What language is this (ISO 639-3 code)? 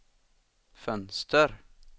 swe